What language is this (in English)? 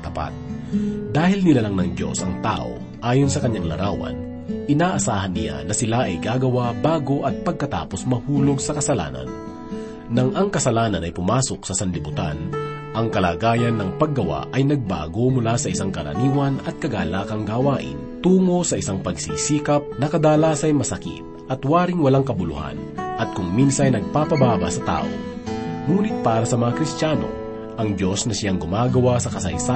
Filipino